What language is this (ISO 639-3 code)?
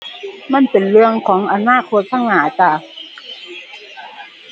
tha